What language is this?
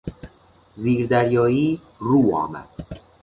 Persian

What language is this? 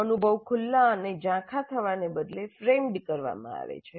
Gujarati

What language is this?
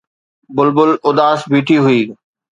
Sindhi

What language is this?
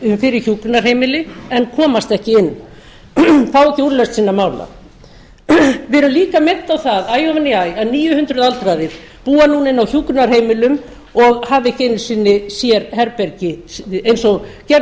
Icelandic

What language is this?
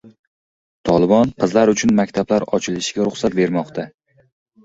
Uzbek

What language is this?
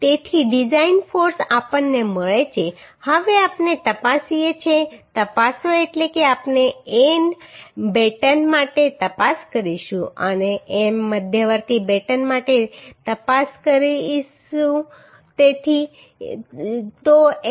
Gujarati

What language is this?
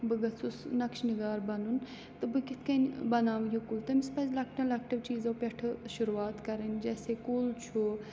Kashmiri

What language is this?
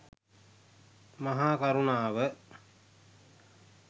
Sinhala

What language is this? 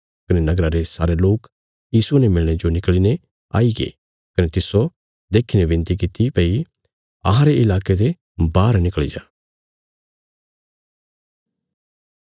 Bilaspuri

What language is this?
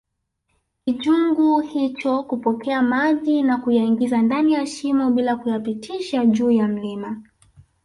Swahili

